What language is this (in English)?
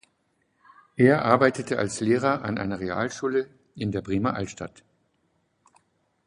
German